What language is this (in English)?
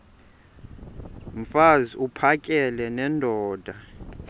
Xhosa